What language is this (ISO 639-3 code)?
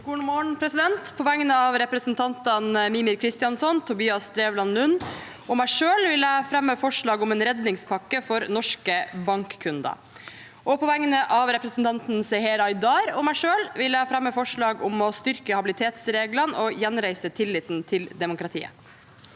nor